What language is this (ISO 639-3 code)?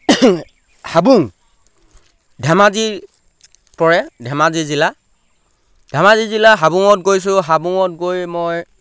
asm